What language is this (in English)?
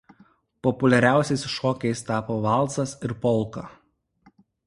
Lithuanian